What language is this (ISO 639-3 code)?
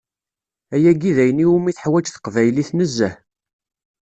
kab